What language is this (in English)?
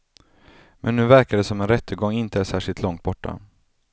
Swedish